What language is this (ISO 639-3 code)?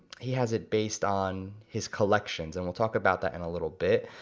eng